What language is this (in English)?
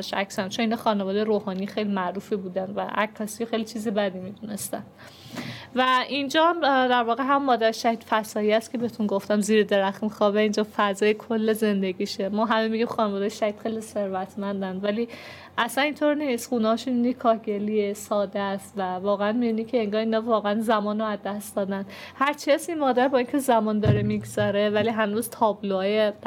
Persian